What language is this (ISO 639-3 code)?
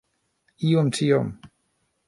epo